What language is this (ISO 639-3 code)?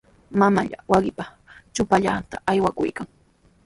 qws